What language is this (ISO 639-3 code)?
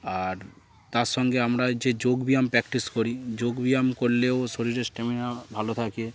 ben